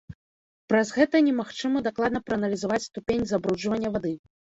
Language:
Belarusian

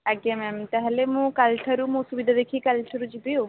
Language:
Odia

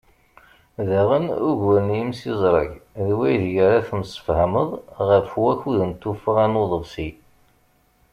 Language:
Kabyle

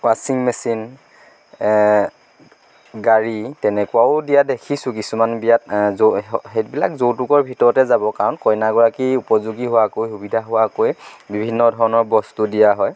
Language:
Assamese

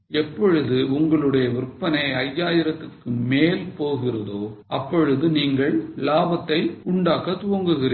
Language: Tamil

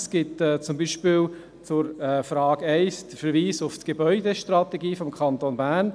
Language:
Swiss German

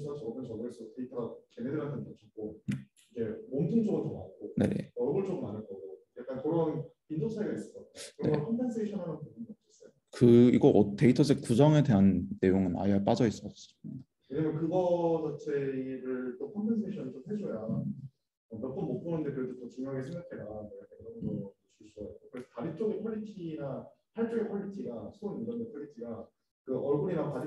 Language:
Korean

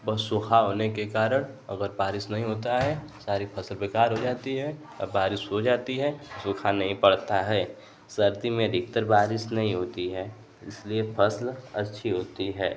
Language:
Hindi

